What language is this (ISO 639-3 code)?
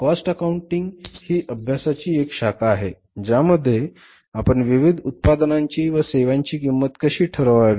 mar